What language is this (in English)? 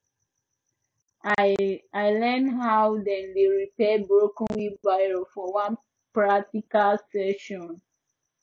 Nigerian Pidgin